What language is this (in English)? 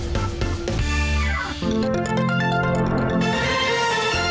Thai